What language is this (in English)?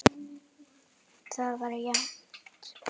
Icelandic